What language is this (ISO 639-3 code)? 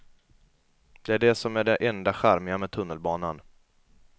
swe